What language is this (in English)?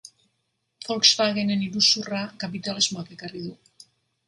Basque